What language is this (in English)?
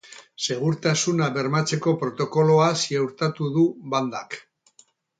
Basque